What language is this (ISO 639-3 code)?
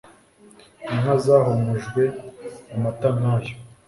kin